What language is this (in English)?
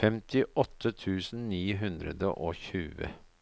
Norwegian